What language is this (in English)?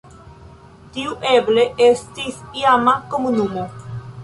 Esperanto